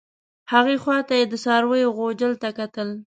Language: Pashto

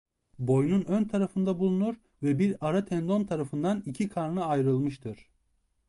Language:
Turkish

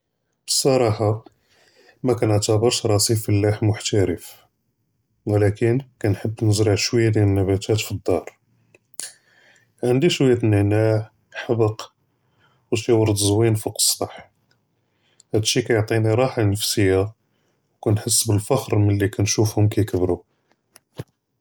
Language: Judeo-Arabic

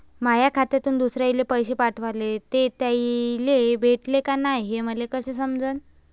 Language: Marathi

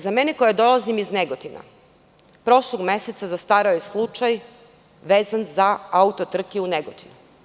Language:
Serbian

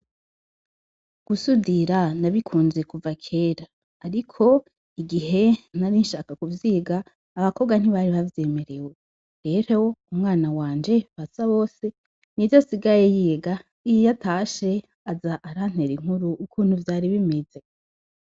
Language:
Rundi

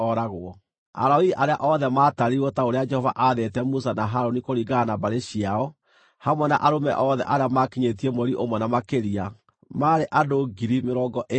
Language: Kikuyu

